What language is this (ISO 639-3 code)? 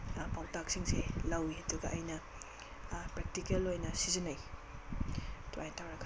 mni